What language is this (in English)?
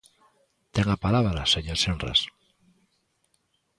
Galician